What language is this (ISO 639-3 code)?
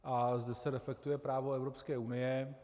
ces